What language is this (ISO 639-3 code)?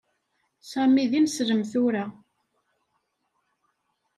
kab